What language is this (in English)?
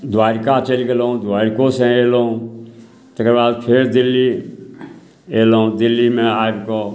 Maithili